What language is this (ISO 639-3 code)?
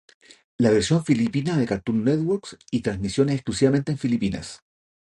spa